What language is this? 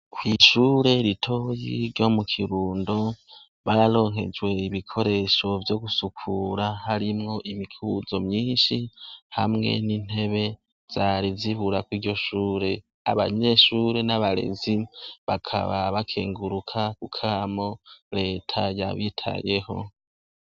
Rundi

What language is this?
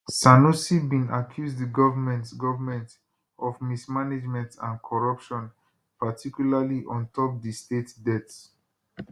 Nigerian Pidgin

